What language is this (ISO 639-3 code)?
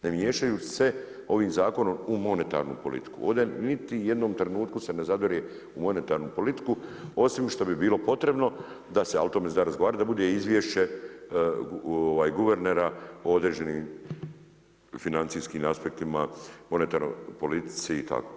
hrv